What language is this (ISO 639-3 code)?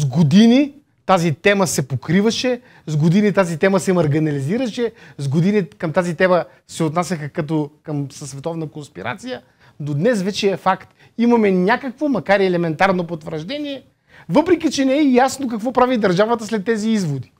bul